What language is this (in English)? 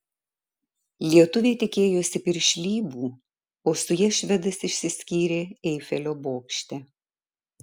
Lithuanian